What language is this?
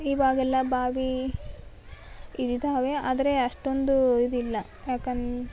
Kannada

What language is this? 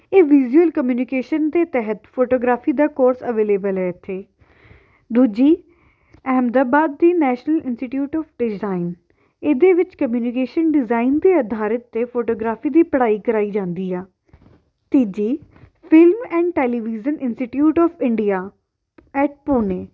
Punjabi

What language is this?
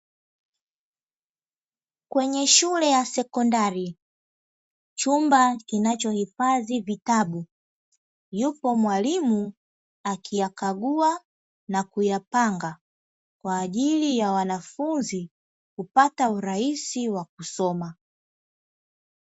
Swahili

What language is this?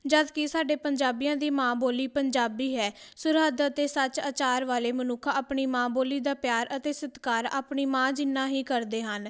Punjabi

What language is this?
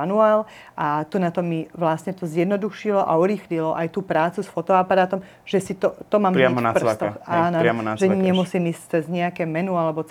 Slovak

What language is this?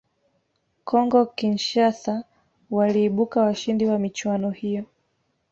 Swahili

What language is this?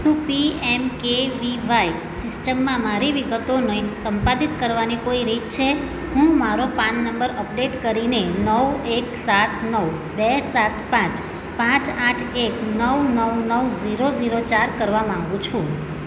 Gujarati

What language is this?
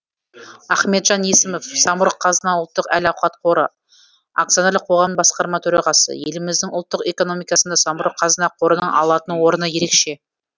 Kazakh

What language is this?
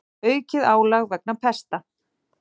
Icelandic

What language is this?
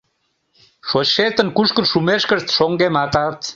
Mari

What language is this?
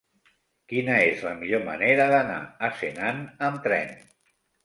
Catalan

